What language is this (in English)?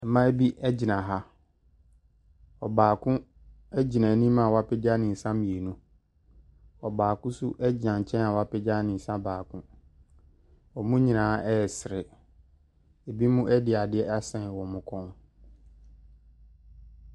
Akan